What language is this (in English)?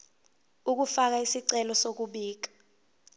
Zulu